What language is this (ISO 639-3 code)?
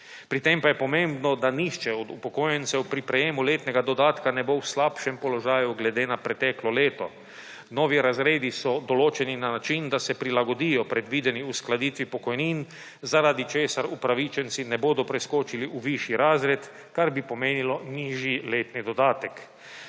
slv